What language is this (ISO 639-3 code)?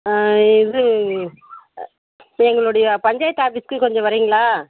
tam